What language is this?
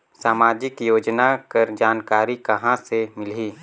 Chhattisgarhi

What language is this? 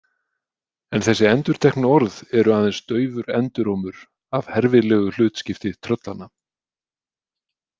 Icelandic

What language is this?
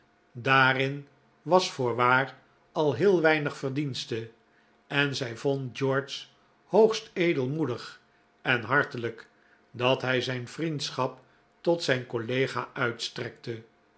Dutch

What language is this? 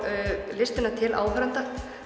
Icelandic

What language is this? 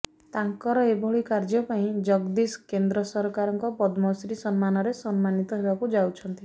Odia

